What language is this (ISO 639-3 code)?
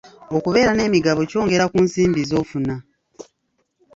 lug